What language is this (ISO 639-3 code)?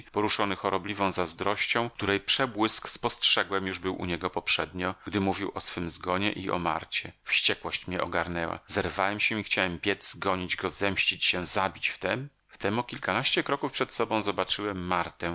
pol